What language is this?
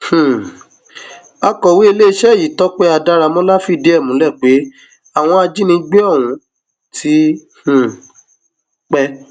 Yoruba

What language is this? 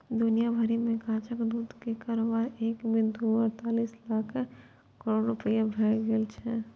Maithili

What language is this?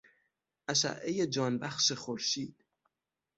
Persian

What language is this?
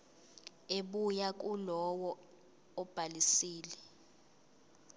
Zulu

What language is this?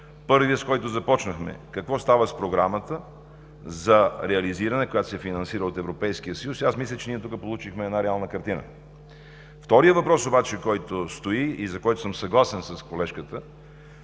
Bulgarian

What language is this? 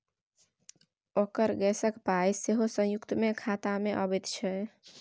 Maithili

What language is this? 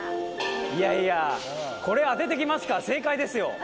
Japanese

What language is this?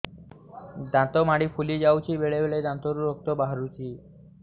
Odia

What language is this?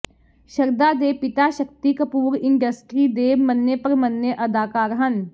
Punjabi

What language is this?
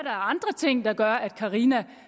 Danish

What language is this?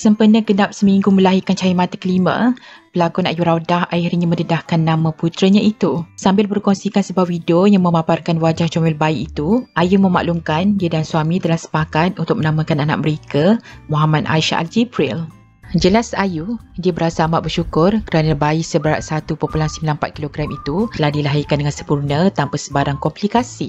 Malay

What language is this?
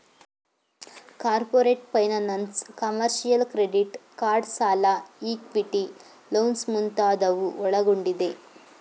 Kannada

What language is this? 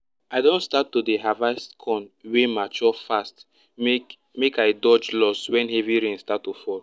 Nigerian Pidgin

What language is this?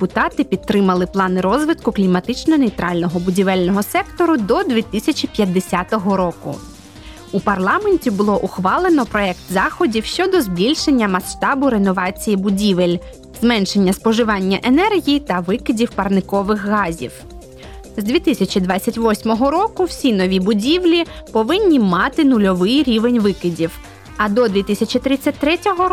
Ukrainian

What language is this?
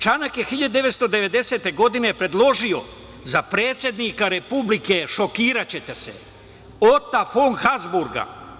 Serbian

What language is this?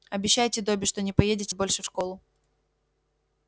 Russian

